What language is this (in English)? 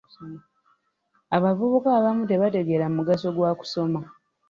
Ganda